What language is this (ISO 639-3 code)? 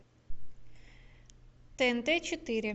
rus